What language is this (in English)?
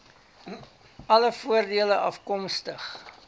Afrikaans